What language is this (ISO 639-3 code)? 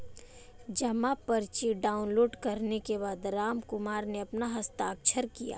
hin